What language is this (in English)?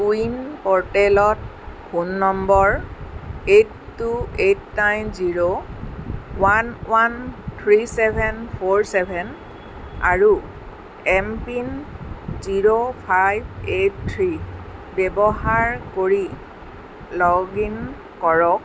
Assamese